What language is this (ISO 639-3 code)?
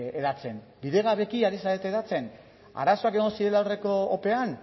eus